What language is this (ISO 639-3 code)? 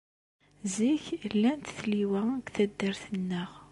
kab